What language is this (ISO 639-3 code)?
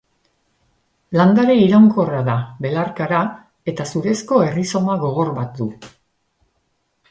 eus